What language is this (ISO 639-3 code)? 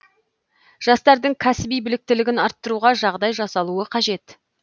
kaz